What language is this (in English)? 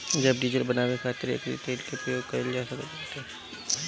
Bhojpuri